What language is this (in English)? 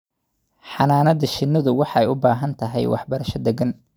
Somali